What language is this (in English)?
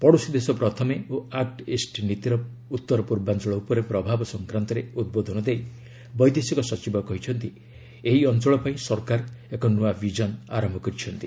Odia